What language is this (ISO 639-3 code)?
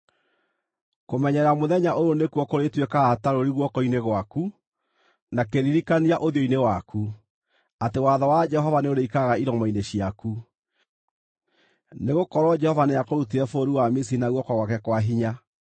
kik